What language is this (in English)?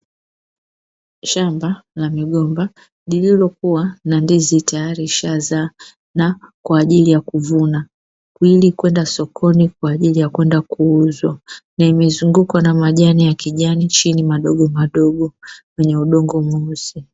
Swahili